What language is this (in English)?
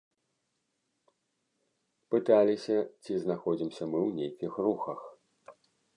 Belarusian